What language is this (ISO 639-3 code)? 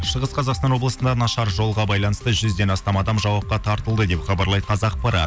kaz